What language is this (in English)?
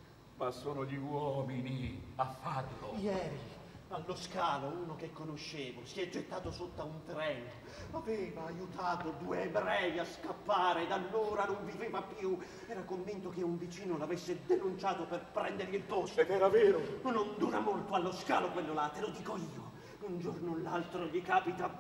Italian